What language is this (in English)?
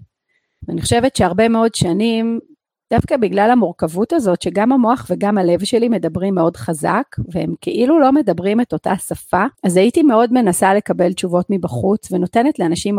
Hebrew